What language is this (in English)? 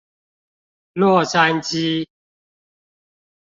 Chinese